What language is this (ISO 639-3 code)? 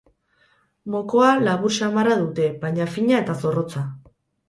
eus